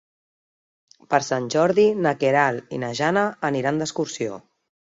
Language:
Catalan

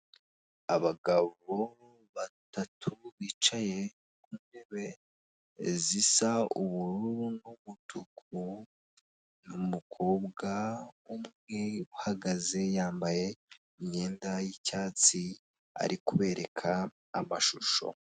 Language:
Kinyarwanda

